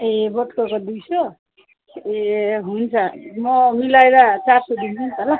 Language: Nepali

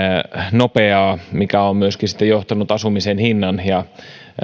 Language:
Finnish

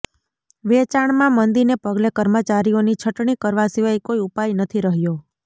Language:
Gujarati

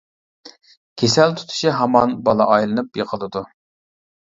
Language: Uyghur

